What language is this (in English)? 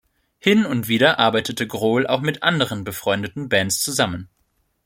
German